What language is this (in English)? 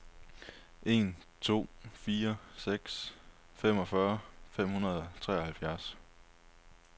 Danish